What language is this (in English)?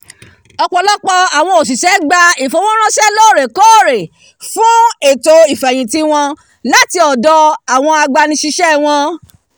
Yoruba